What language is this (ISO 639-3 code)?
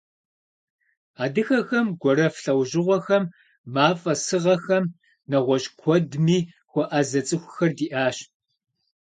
kbd